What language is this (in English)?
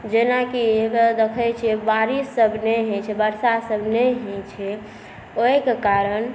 Maithili